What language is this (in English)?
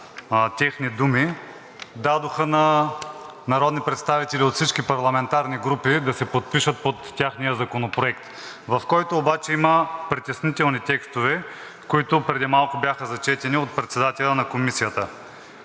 Bulgarian